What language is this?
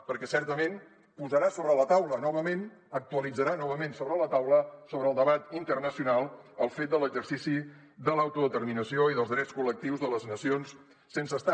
Catalan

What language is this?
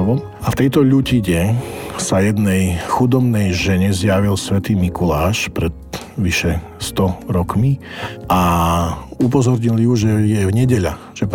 Slovak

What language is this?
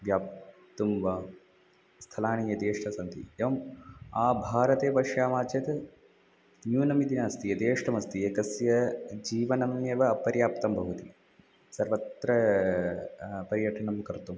Sanskrit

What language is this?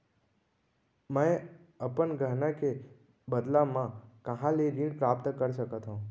Chhattisgarhi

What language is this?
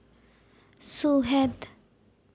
Santali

